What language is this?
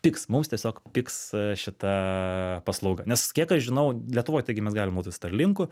Lithuanian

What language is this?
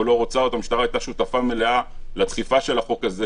Hebrew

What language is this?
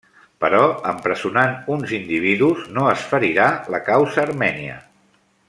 Catalan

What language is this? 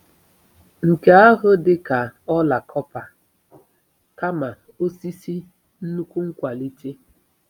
Igbo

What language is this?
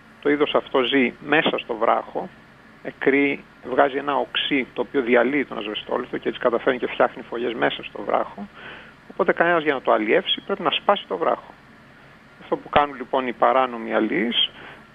Greek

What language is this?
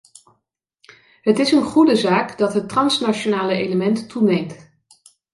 Dutch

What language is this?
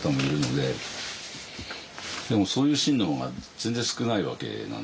Japanese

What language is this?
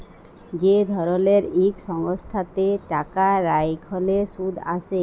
Bangla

